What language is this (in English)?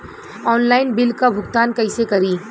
Bhojpuri